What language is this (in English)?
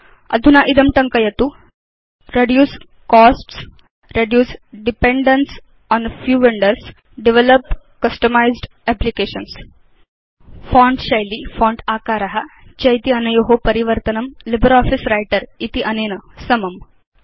Sanskrit